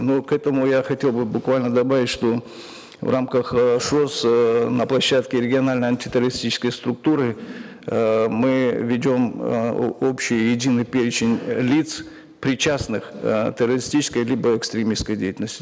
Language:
Kazakh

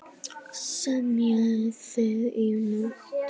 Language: Icelandic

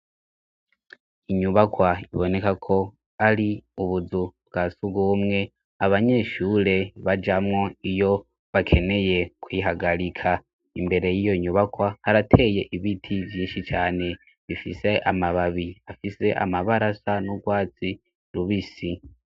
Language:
Rundi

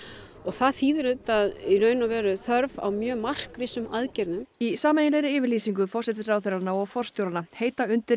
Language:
Icelandic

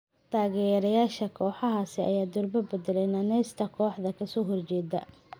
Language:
Somali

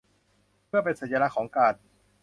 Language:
Thai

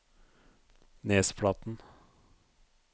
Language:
Norwegian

